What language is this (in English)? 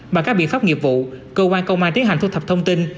Vietnamese